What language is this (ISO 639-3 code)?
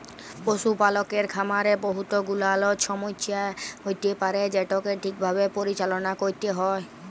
ben